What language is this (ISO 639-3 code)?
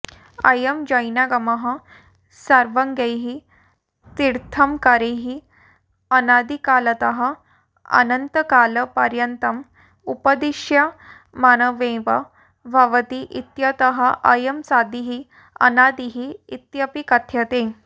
san